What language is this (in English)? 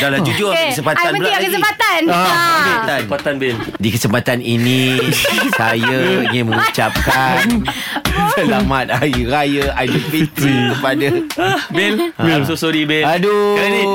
Malay